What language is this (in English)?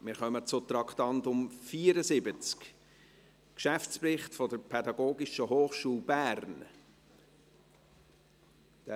Swiss German